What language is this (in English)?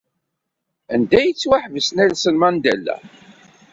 Kabyle